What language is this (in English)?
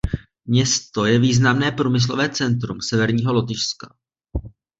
Czech